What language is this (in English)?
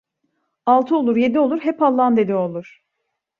Turkish